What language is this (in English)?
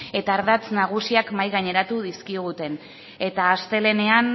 Basque